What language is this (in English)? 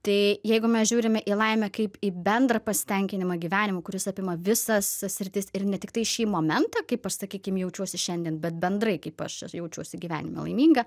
Lithuanian